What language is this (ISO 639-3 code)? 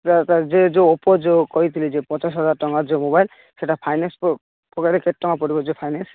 ori